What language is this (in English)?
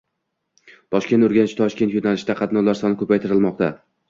Uzbek